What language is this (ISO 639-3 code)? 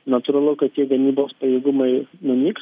lit